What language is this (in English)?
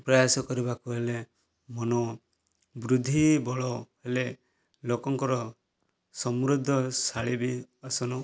Odia